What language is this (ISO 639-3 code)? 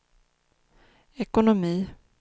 swe